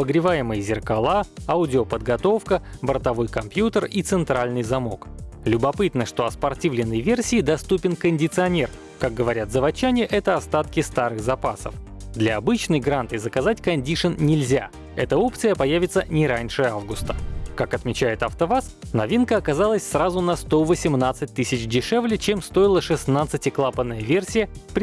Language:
Russian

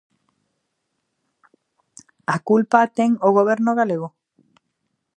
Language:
Galician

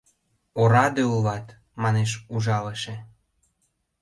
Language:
Mari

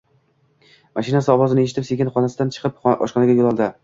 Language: Uzbek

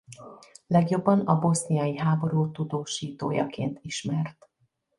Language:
Hungarian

